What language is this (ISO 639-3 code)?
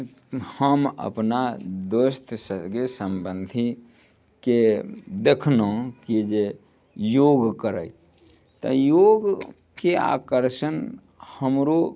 mai